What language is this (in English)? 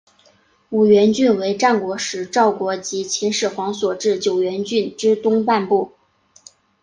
Chinese